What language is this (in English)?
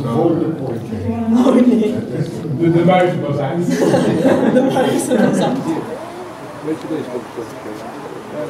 Dutch